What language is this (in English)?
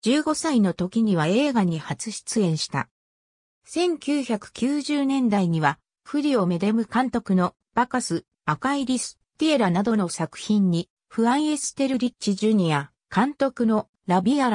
Japanese